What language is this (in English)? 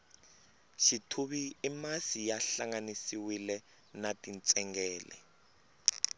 Tsonga